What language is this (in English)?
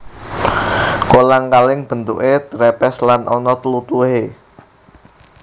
Javanese